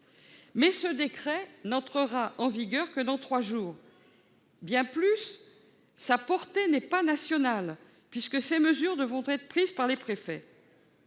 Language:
French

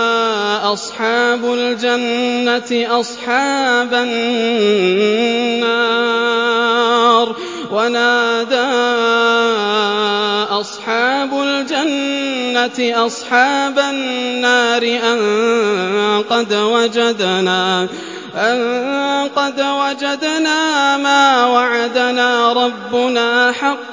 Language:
Arabic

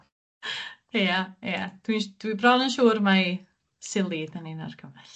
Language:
Welsh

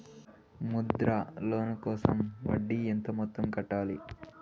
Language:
Telugu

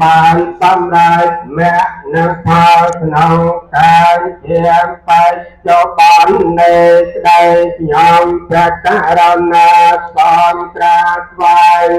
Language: Vietnamese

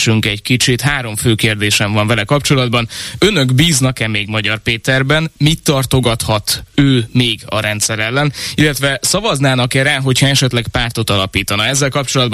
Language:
Hungarian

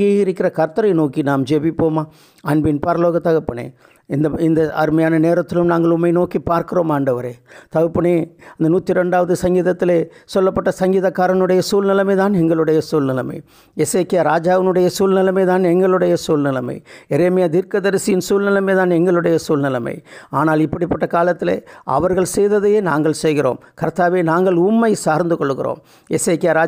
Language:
Tamil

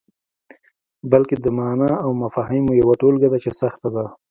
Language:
Pashto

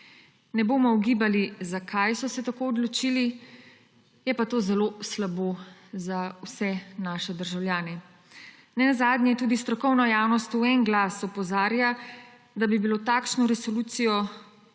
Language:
Slovenian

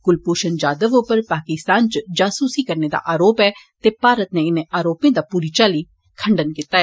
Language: Dogri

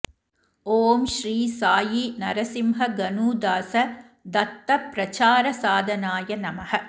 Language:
Sanskrit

